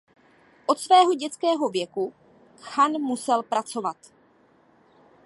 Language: Czech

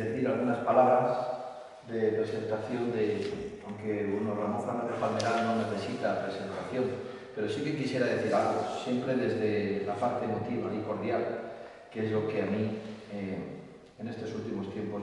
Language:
Spanish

